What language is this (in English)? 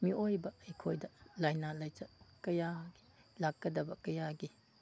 Manipuri